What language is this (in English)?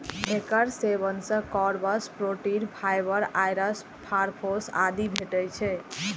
Maithili